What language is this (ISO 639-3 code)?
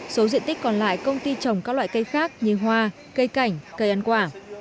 vie